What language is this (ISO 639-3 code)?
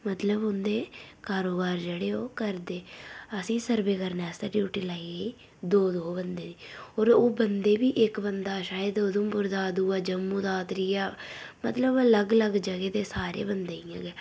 doi